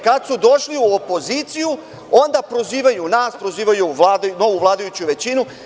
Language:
Serbian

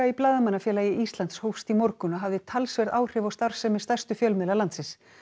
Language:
Icelandic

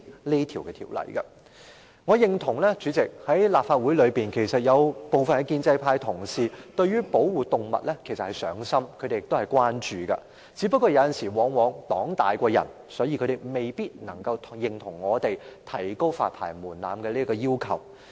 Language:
Cantonese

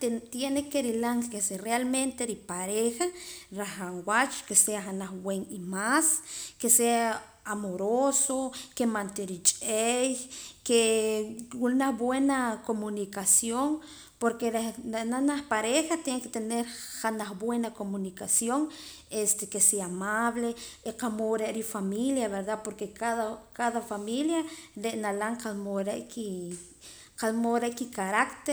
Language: Poqomam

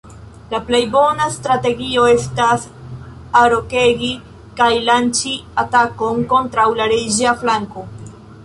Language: Esperanto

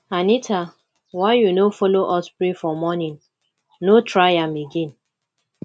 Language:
Nigerian Pidgin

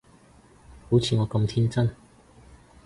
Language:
Cantonese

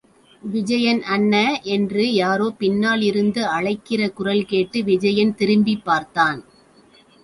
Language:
Tamil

